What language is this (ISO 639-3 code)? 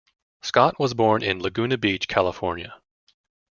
eng